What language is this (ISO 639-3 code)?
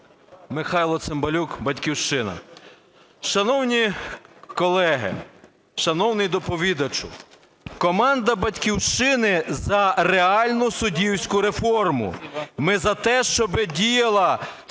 ukr